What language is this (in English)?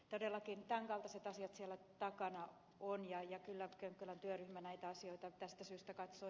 Finnish